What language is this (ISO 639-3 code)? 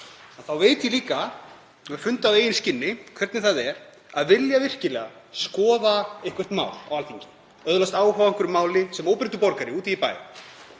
isl